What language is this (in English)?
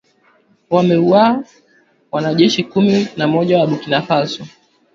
Swahili